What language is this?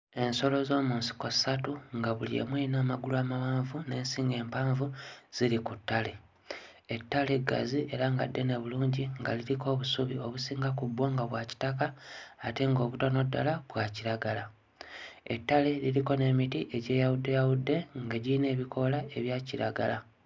Ganda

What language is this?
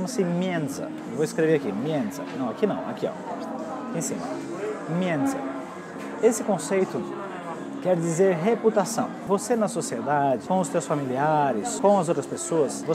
Portuguese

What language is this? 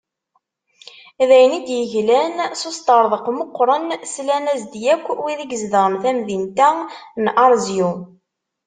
Kabyle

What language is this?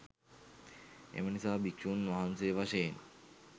Sinhala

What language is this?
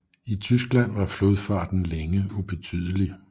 Danish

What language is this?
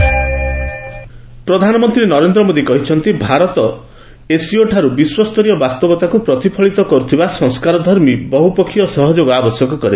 Odia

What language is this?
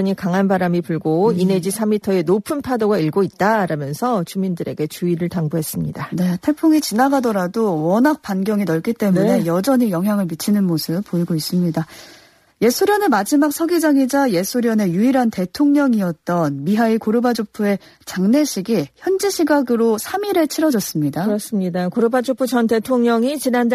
Korean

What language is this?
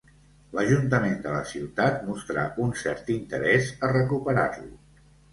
Catalan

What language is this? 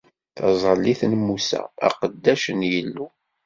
Kabyle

